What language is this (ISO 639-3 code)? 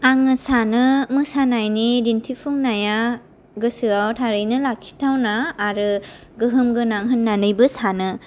brx